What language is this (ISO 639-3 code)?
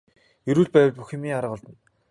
mon